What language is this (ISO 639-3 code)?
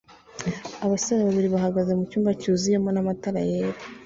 kin